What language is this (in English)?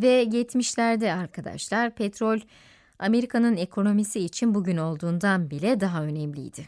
Turkish